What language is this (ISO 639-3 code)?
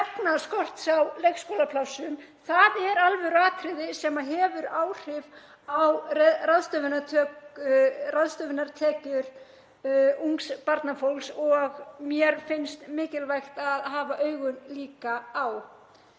isl